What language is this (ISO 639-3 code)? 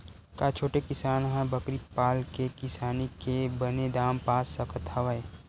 hne